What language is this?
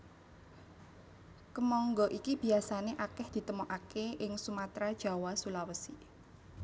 Javanese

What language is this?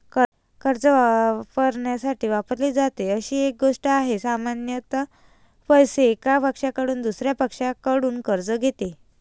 Marathi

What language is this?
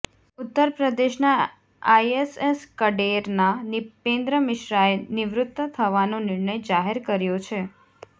Gujarati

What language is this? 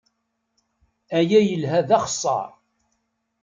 Kabyle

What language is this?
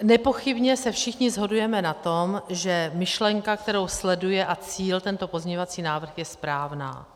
Czech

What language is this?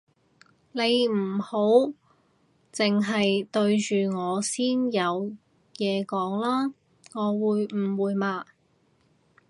Cantonese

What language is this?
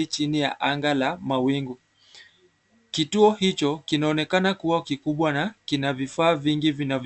Swahili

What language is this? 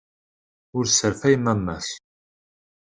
Kabyle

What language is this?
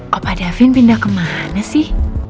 Indonesian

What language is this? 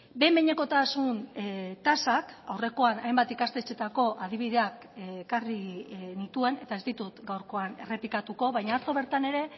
Basque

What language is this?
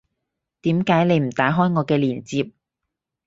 Cantonese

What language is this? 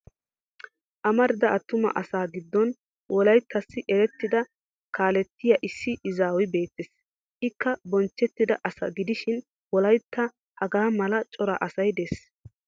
Wolaytta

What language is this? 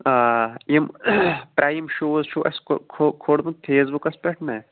Kashmiri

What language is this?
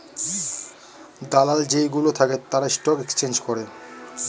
Bangla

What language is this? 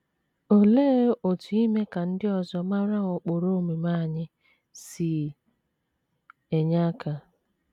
Igbo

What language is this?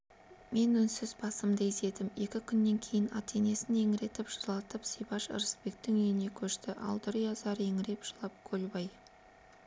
Kazakh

